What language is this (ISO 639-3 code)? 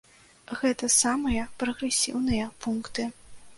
bel